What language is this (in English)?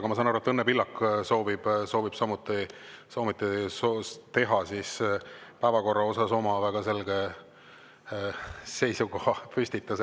Estonian